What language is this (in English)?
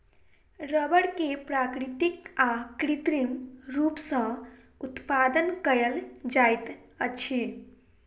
Maithili